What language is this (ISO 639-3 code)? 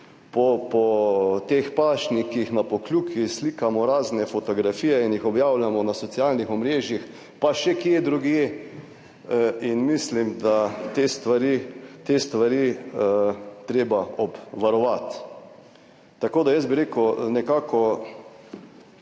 slv